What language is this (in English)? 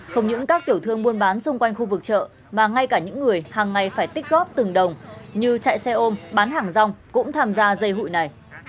Vietnamese